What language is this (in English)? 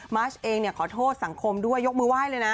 Thai